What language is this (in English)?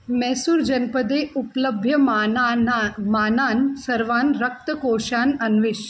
Sanskrit